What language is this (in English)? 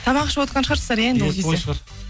Kazakh